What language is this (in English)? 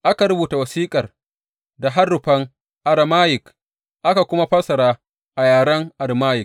Hausa